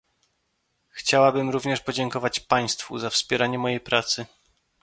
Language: Polish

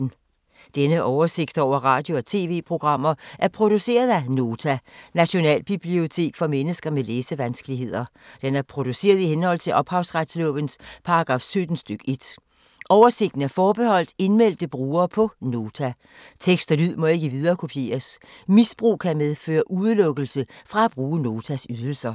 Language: Danish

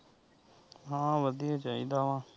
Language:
Punjabi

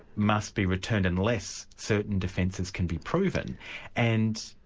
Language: English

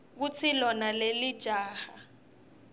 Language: Swati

